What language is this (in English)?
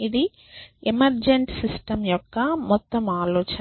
Telugu